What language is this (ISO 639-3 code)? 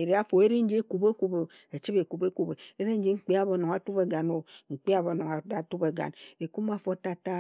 etu